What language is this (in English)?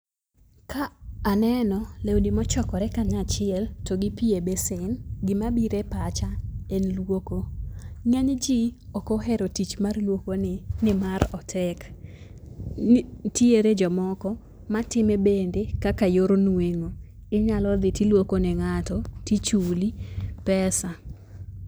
Luo (Kenya and Tanzania)